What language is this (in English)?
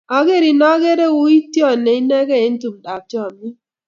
Kalenjin